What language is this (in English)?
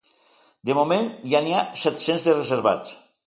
Catalan